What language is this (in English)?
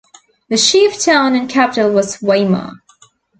English